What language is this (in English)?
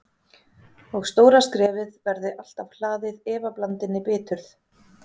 Icelandic